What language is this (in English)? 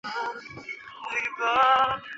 Chinese